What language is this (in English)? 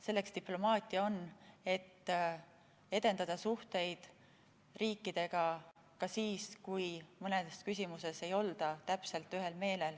Estonian